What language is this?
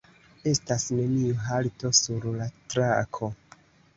Esperanto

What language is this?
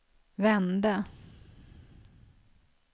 Swedish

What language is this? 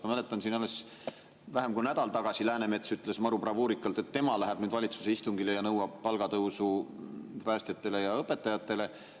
Estonian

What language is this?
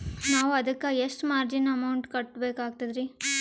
Kannada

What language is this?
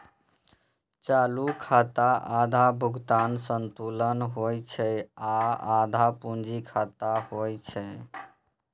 Maithili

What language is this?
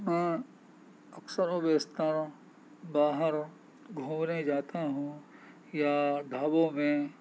Urdu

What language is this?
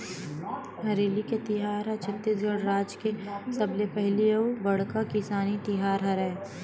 Chhattisgarhi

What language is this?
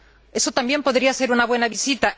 Spanish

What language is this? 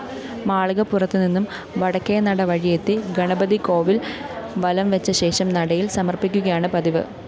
Malayalam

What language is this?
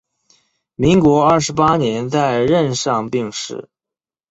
Chinese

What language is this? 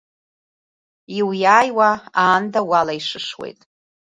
Abkhazian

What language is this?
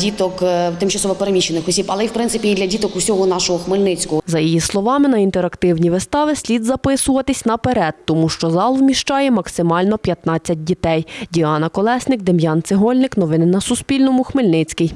Ukrainian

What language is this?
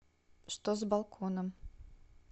Russian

